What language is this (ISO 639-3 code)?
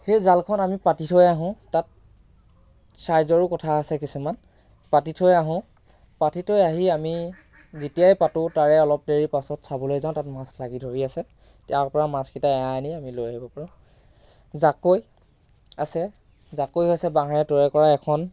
asm